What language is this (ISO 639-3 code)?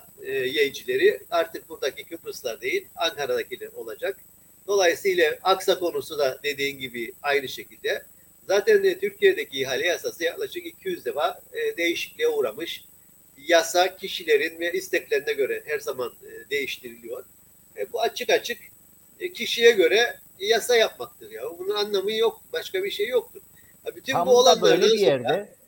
tur